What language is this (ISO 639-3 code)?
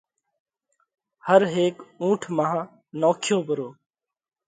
kvx